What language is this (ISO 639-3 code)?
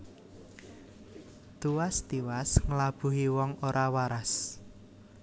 jav